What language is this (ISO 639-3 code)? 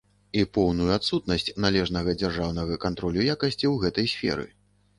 bel